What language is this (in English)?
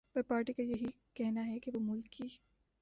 Urdu